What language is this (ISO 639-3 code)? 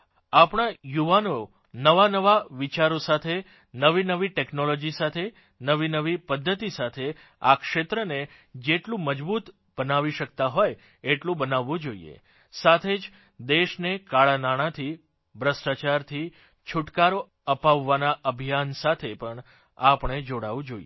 guj